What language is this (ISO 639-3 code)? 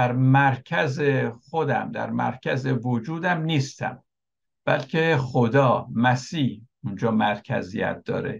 fas